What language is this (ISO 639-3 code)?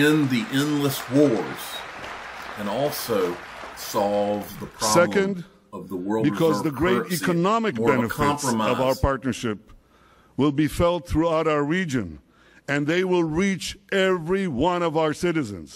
eng